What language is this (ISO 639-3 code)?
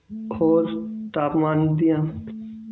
pan